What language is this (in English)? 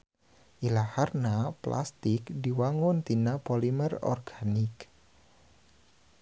Sundanese